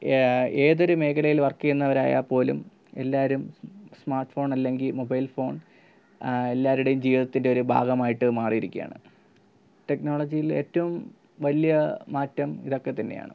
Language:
Malayalam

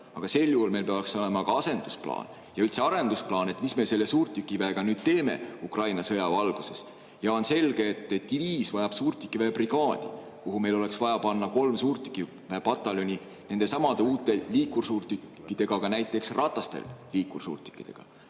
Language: Estonian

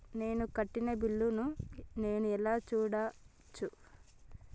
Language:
Telugu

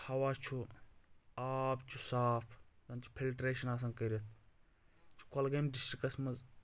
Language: Kashmiri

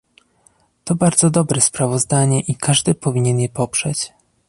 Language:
Polish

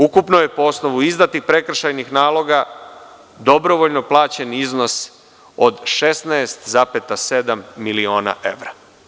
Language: Serbian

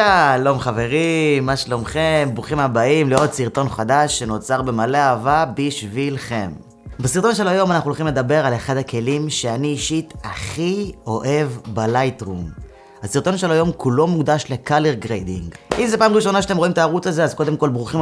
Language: Hebrew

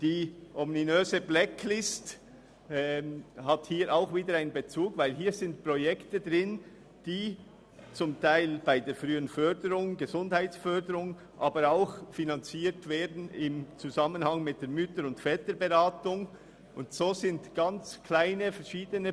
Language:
Swiss German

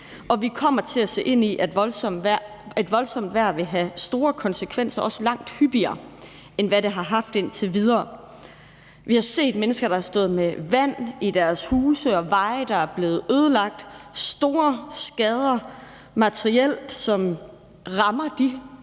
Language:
Danish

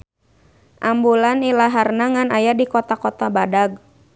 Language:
Sundanese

